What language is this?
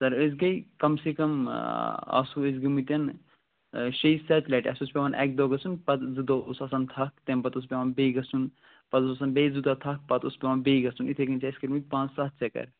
Kashmiri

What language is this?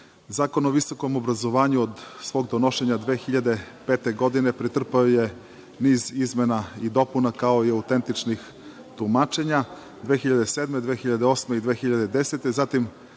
Serbian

